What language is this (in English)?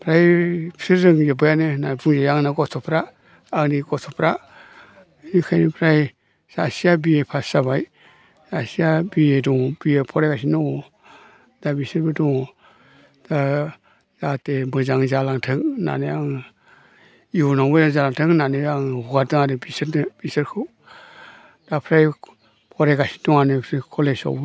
Bodo